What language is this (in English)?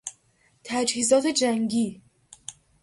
Persian